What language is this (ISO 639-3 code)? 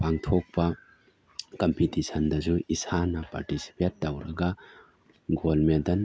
mni